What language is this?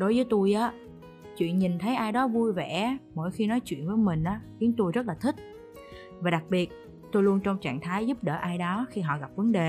Vietnamese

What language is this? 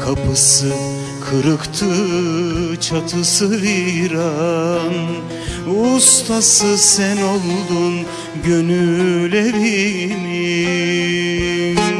Turkish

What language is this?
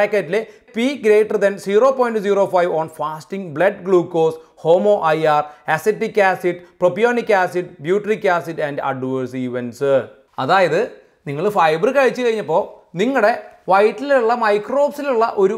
Malayalam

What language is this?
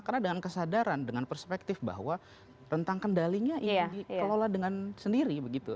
Indonesian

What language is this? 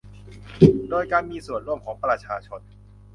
Thai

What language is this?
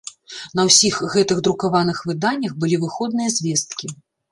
Belarusian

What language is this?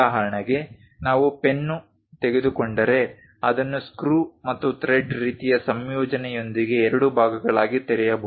Kannada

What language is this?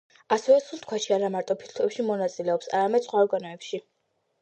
Georgian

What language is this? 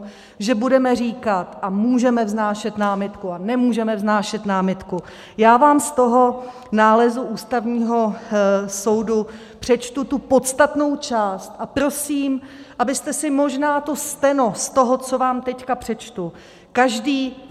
Czech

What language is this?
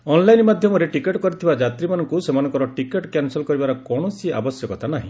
Odia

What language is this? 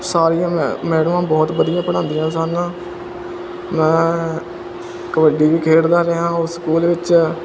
Punjabi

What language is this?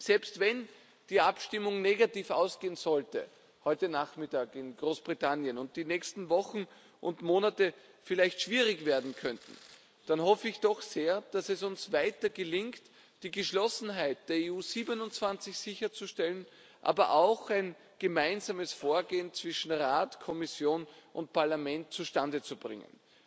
German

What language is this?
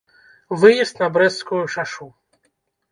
Belarusian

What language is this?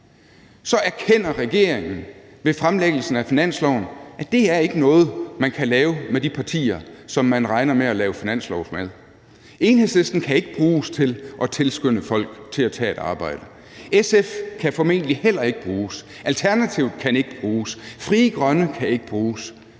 Danish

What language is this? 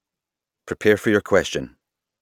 English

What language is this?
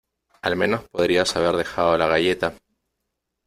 Spanish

